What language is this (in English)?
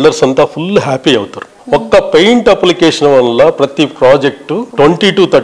Telugu